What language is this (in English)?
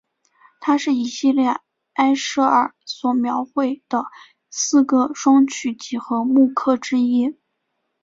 Chinese